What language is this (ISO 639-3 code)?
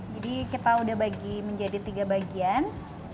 ind